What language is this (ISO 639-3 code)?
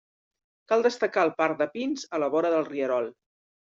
cat